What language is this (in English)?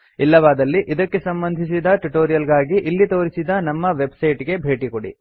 Kannada